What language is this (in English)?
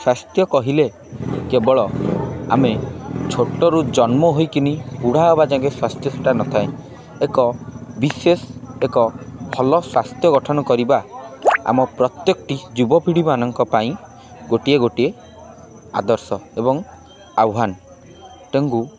Odia